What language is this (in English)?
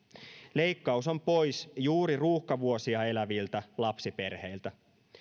Finnish